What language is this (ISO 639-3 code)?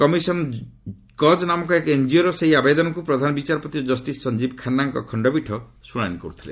ori